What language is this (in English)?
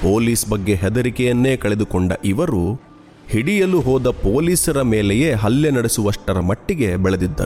Malayalam